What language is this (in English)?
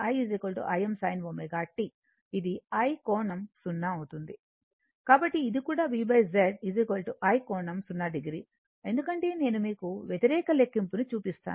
Telugu